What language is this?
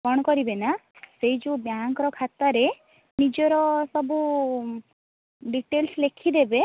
Odia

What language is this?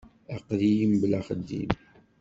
Kabyle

